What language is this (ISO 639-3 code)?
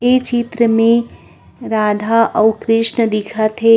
hne